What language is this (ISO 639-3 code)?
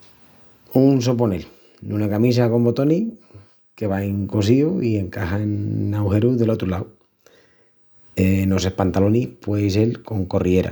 ext